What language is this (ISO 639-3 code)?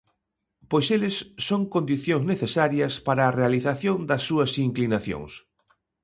glg